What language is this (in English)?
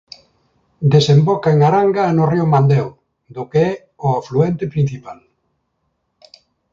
Galician